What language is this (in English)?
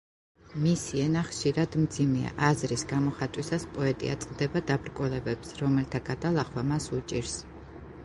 Georgian